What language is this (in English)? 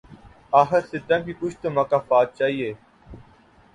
Urdu